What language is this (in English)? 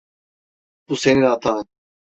Turkish